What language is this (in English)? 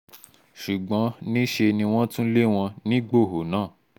Yoruba